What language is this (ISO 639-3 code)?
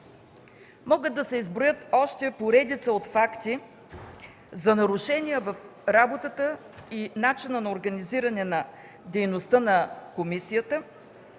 bul